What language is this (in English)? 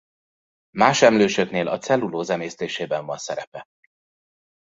Hungarian